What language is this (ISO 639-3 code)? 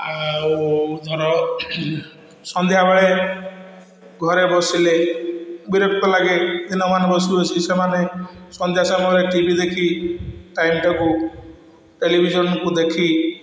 ori